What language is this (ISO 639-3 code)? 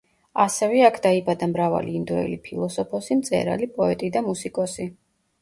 kat